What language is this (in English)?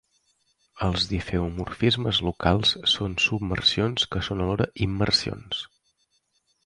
Catalan